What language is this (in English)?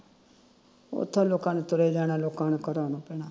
Punjabi